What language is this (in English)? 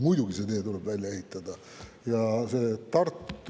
Estonian